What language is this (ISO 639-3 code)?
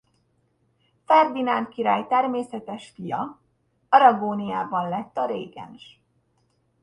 hun